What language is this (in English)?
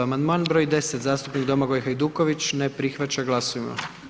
Croatian